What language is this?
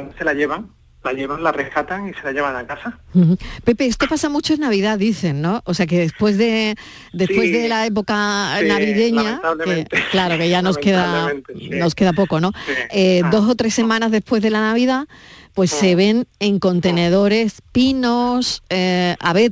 Spanish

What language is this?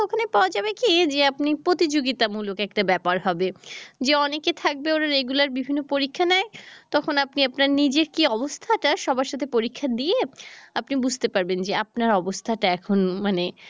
Bangla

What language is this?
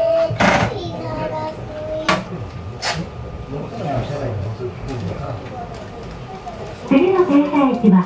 Japanese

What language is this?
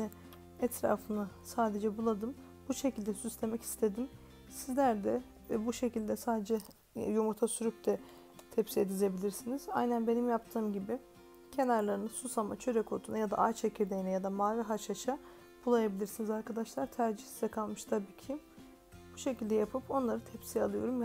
Turkish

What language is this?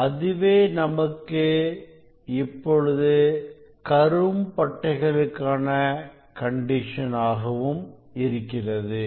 Tamil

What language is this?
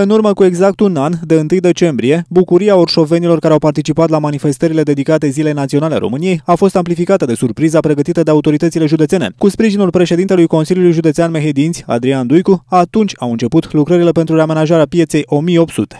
Romanian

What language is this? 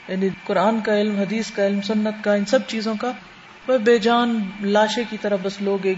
Urdu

